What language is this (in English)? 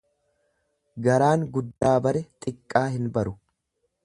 Oromo